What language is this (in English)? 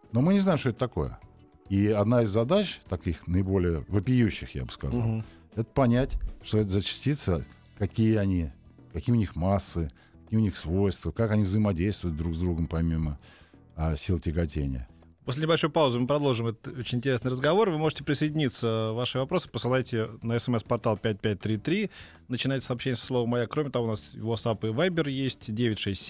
Russian